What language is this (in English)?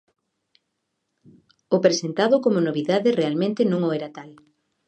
Galician